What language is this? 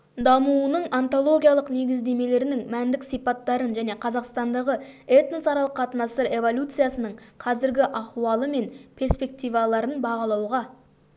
Kazakh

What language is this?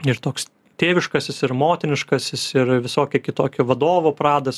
Lithuanian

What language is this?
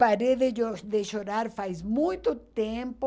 Portuguese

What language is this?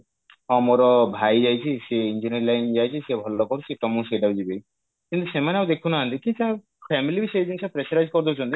Odia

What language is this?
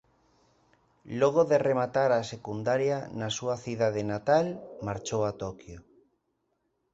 Galician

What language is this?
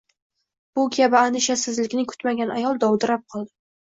Uzbek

